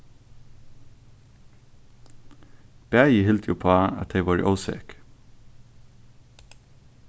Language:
Faroese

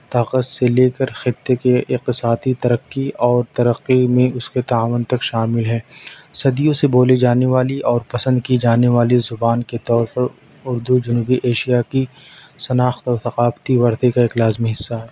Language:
Urdu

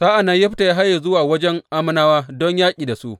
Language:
Hausa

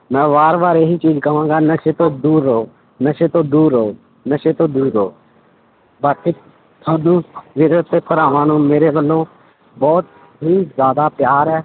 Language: Punjabi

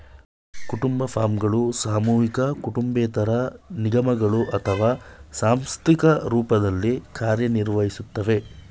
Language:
Kannada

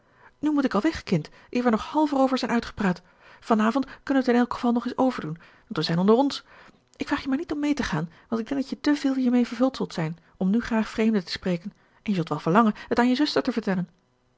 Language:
Dutch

